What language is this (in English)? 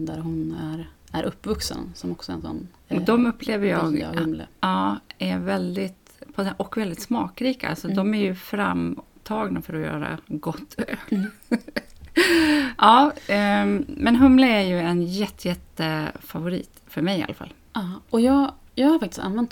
Swedish